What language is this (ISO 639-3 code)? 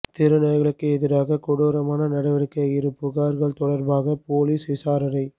tam